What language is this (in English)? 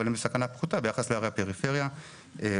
Hebrew